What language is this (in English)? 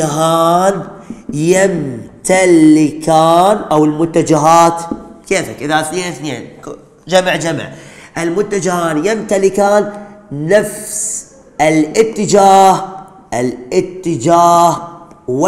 Arabic